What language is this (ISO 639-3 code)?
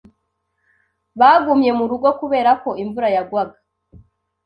kin